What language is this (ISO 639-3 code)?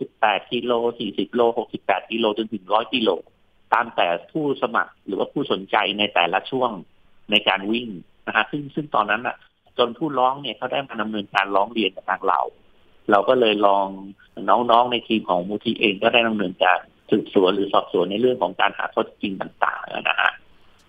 tha